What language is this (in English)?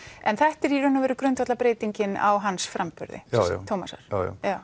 Icelandic